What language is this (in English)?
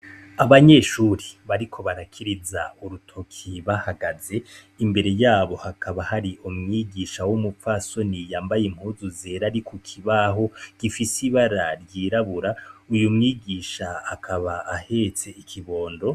Rundi